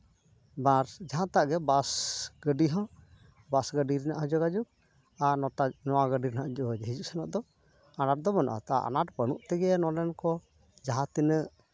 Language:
Santali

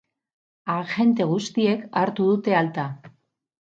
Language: Basque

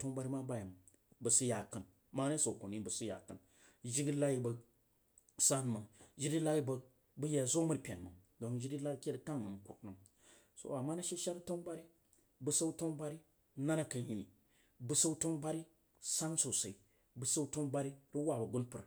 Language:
Jiba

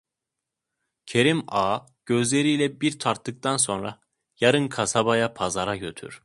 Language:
Turkish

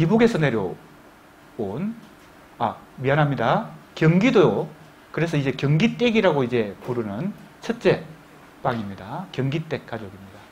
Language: Korean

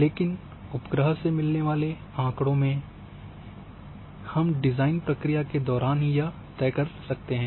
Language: Hindi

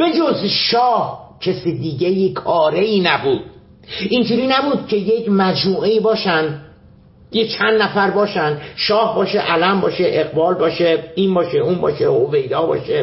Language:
Persian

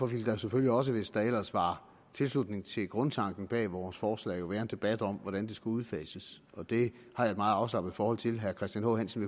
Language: Danish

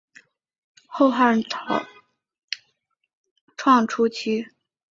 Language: Chinese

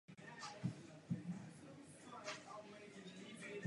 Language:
Czech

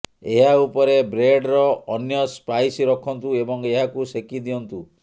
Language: Odia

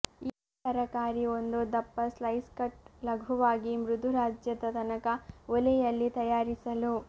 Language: Kannada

